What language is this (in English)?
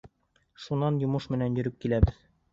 Bashkir